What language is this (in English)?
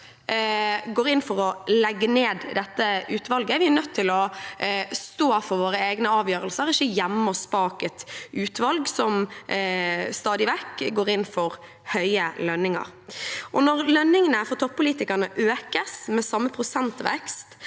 Norwegian